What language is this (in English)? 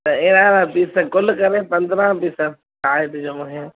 Sindhi